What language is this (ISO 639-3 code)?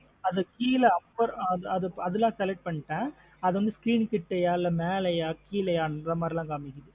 tam